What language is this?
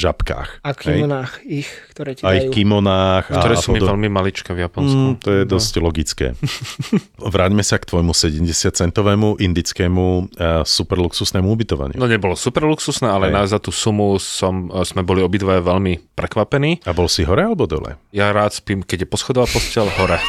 Slovak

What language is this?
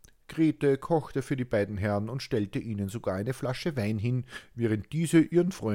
German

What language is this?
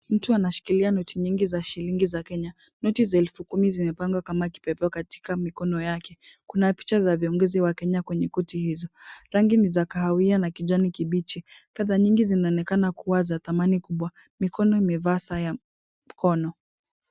Swahili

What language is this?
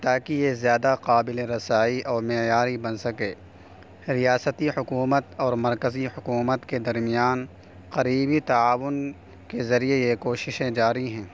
Urdu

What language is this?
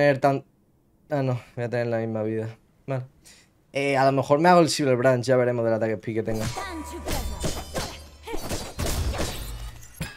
Spanish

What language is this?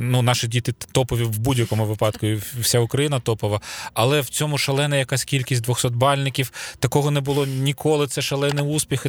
Ukrainian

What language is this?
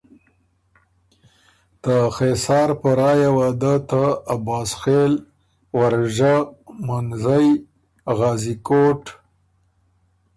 Ormuri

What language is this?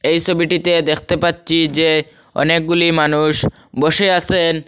Bangla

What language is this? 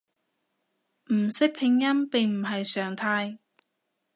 Cantonese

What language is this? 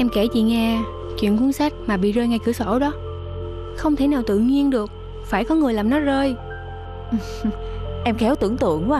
Vietnamese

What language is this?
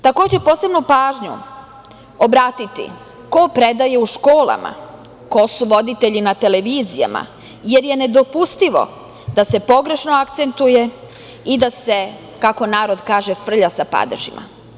Serbian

